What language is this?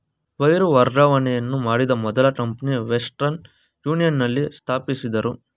Kannada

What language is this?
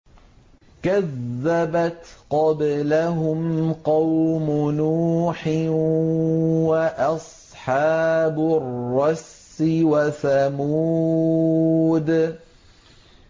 Arabic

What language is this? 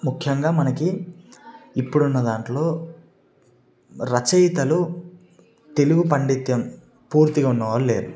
Telugu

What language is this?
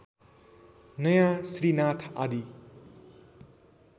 Nepali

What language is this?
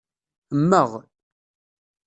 Kabyle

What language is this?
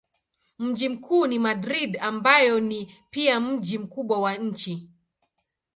Swahili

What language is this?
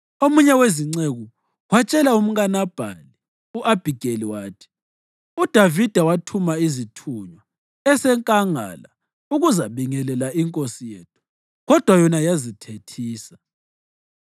North Ndebele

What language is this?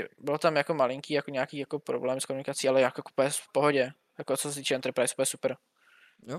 Czech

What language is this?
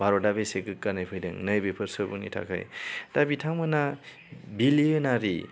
Bodo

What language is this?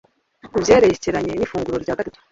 Kinyarwanda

